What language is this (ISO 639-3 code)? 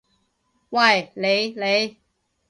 yue